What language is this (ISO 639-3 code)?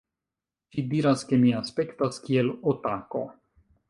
epo